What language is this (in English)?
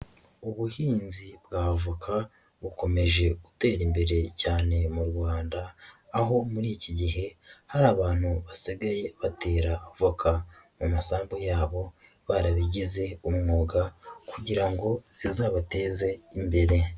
Kinyarwanda